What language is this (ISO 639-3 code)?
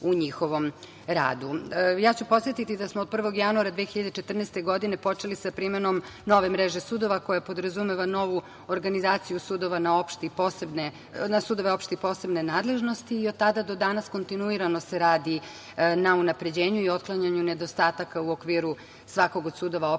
srp